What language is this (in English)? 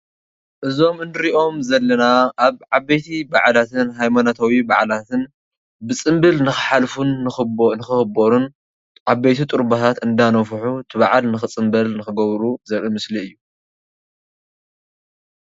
Tigrinya